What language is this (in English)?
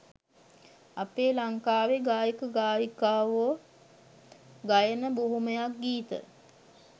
Sinhala